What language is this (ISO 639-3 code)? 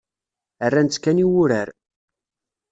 kab